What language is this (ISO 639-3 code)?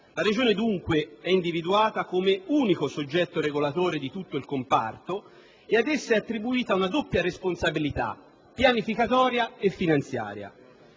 ita